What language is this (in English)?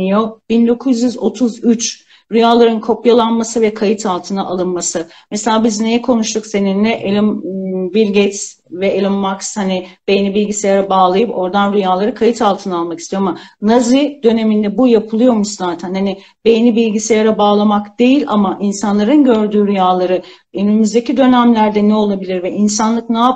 Turkish